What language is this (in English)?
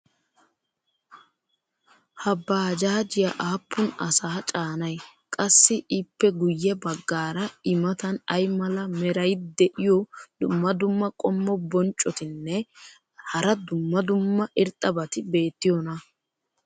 Wolaytta